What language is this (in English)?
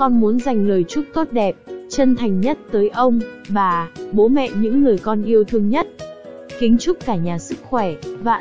Vietnamese